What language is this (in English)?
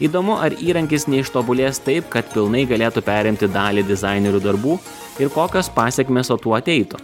Lithuanian